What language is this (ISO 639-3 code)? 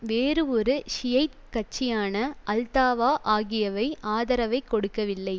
tam